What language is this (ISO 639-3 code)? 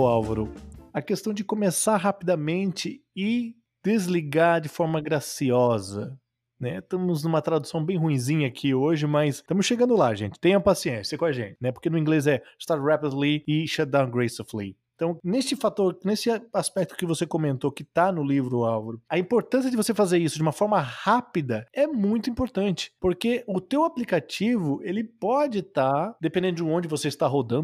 por